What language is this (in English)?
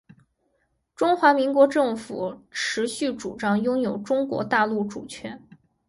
Chinese